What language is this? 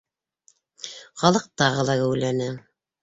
Bashkir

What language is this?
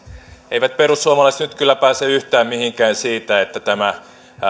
Finnish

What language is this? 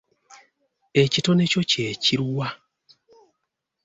Ganda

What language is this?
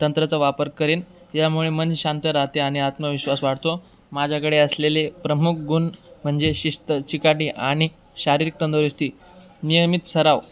Marathi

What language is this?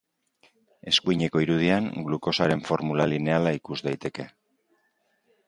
Basque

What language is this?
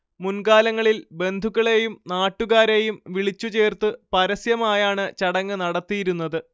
Malayalam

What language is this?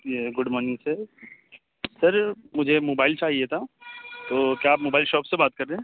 Urdu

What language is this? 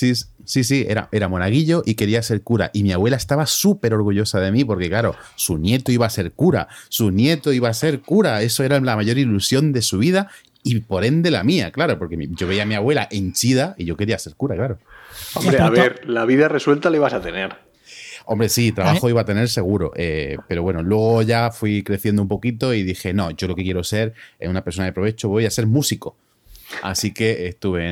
Spanish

